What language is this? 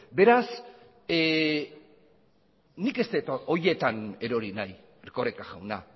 Basque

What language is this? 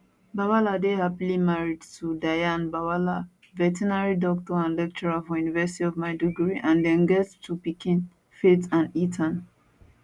Nigerian Pidgin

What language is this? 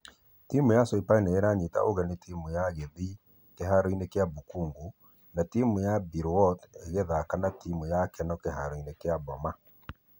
Kikuyu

